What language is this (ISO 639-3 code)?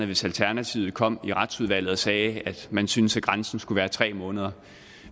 dan